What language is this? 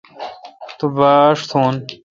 Kalkoti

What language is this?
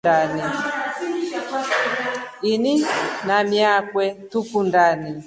Rombo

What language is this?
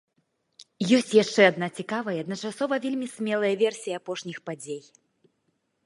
Belarusian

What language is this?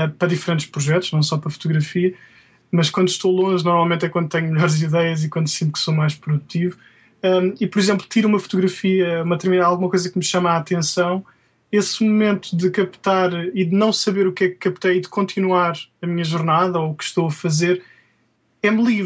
Portuguese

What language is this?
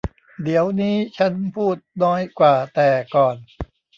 Thai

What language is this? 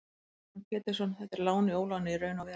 Icelandic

